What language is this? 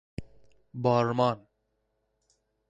Persian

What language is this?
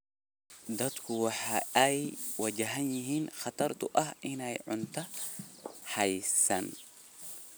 Somali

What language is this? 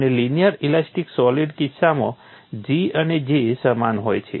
Gujarati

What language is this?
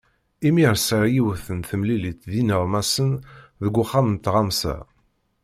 Kabyle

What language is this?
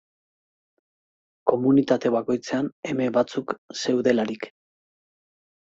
Basque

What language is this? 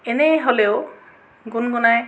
Assamese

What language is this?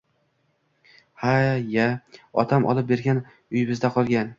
Uzbek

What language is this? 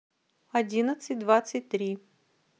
Russian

